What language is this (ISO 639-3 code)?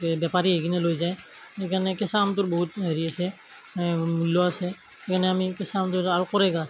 asm